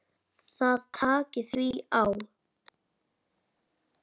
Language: Icelandic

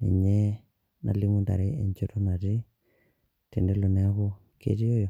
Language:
Masai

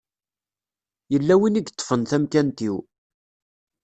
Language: Kabyle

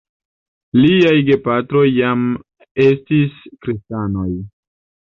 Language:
Esperanto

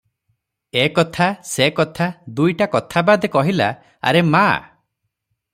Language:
Odia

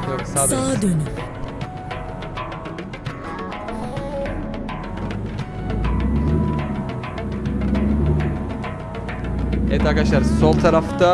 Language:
Turkish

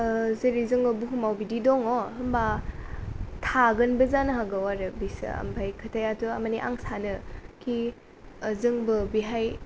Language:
Bodo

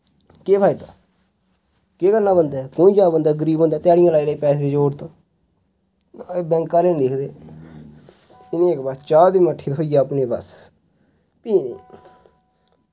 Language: Dogri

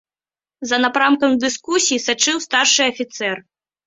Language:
Belarusian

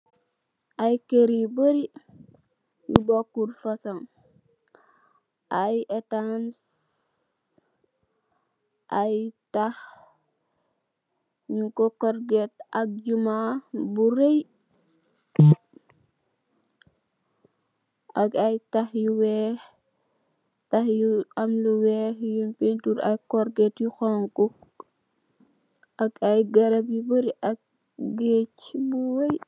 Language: Wolof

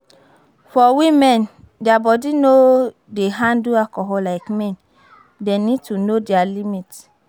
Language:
Nigerian Pidgin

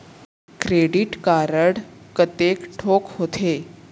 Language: Chhattisgarhi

